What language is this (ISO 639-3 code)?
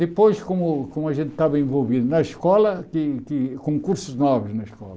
por